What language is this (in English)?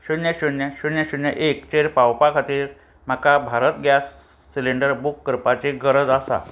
Konkani